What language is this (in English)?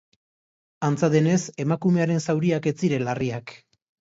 Basque